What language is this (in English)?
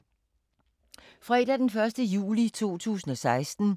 Danish